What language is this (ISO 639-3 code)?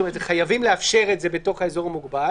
heb